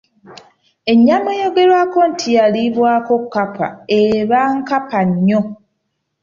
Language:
Ganda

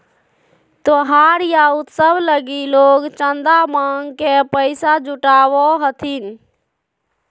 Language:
Magahi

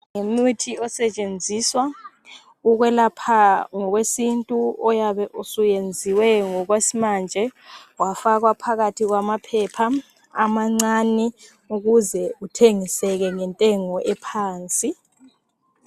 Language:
North Ndebele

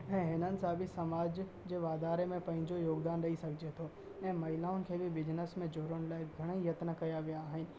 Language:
Sindhi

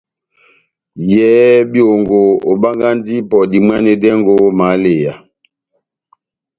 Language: Batanga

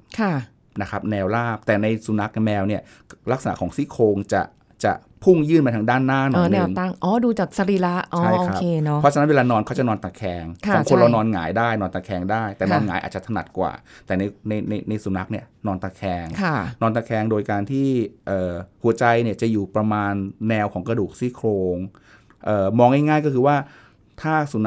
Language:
Thai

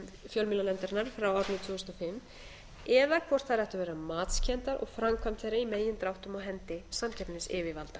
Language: Icelandic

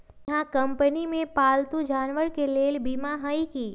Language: Magahi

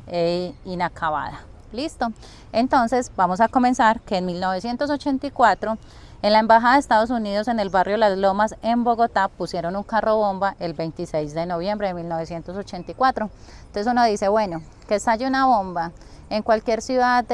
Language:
Spanish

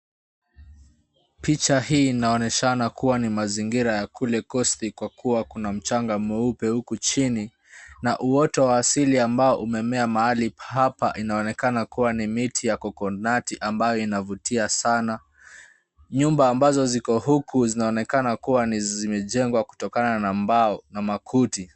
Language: Swahili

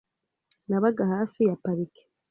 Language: Kinyarwanda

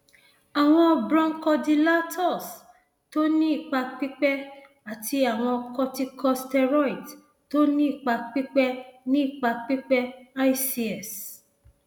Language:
Yoruba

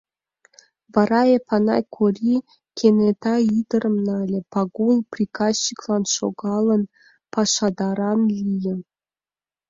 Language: Mari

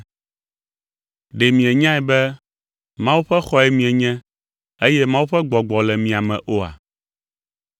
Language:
Ewe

